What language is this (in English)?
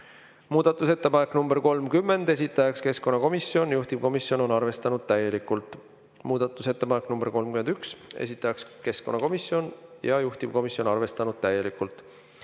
Estonian